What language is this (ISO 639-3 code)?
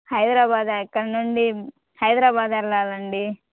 tel